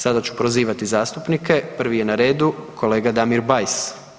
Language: Croatian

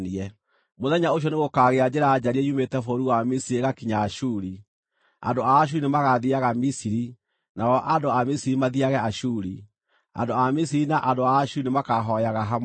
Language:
Kikuyu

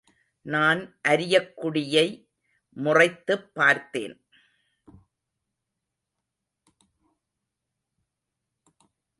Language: Tamil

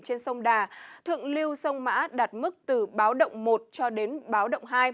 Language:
Vietnamese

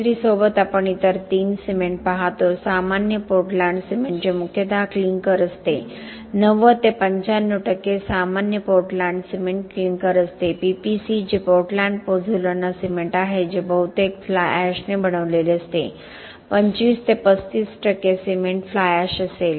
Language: Marathi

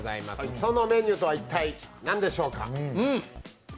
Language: Japanese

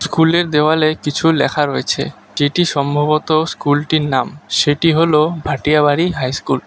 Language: Bangla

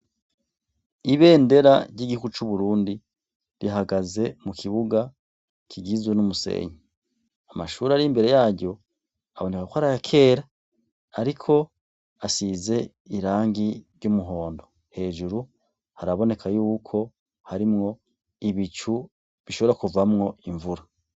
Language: Rundi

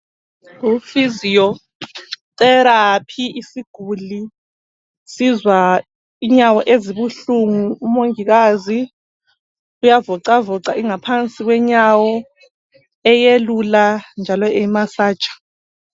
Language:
North Ndebele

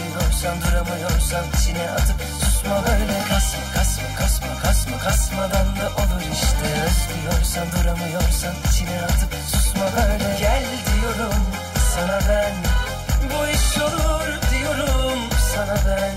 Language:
Bulgarian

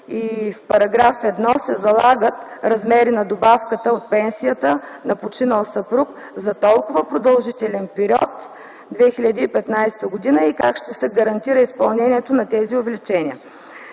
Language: Bulgarian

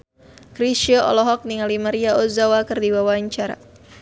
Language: Sundanese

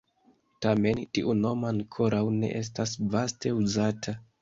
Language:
Esperanto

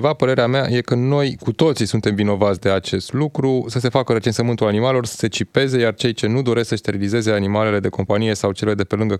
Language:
Romanian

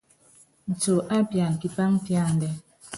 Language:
Yangben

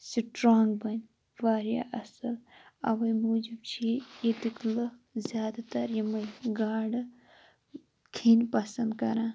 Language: Kashmiri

